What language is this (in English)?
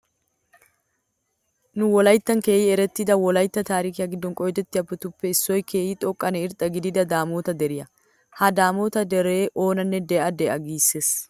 Wolaytta